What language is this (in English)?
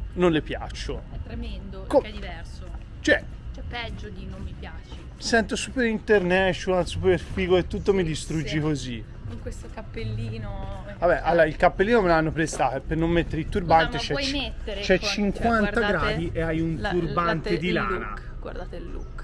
Italian